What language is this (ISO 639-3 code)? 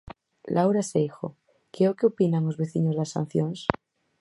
glg